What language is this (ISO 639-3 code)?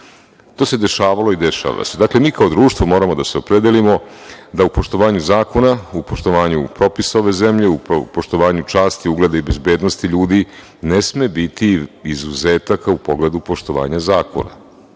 srp